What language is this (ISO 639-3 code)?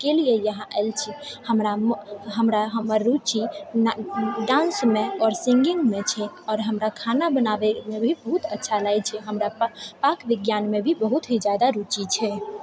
mai